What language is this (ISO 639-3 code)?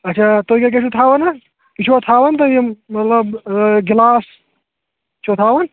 kas